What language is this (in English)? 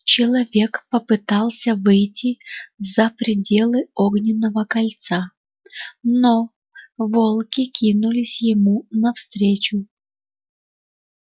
Russian